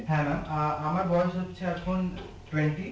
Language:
Bangla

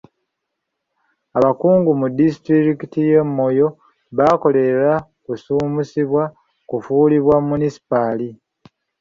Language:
Ganda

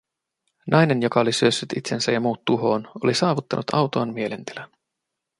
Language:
Finnish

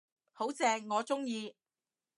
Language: Cantonese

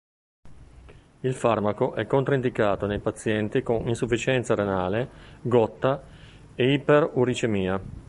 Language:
Italian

